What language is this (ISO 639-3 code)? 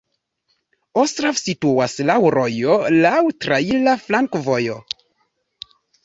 epo